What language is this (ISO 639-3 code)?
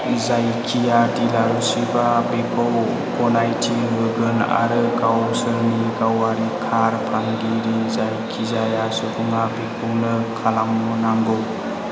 brx